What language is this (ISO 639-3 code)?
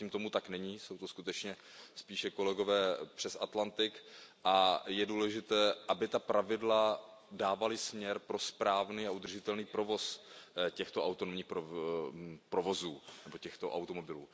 ces